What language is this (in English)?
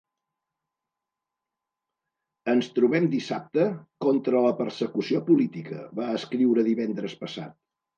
Catalan